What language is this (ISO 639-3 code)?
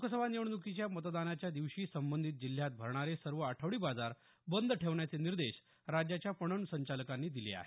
mar